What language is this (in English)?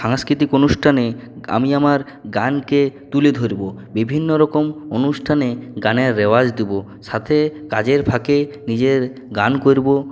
Bangla